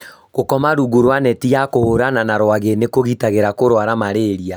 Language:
Kikuyu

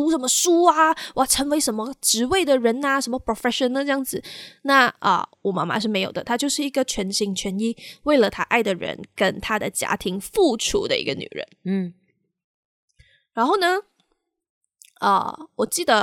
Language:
Chinese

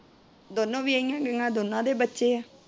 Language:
Punjabi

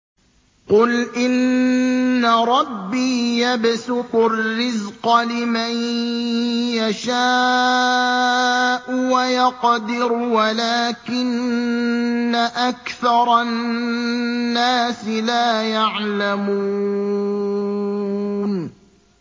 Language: Arabic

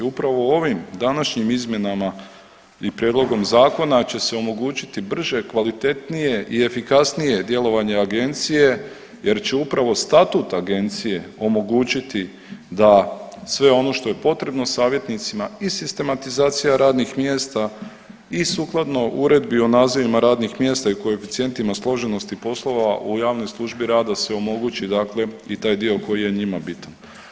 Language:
Croatian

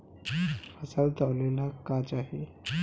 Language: Bhojpuri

